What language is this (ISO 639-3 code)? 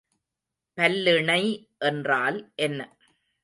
tam